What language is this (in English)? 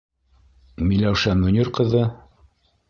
Bashkir